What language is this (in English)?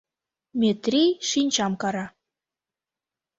Mari